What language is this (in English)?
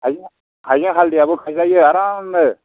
Bodo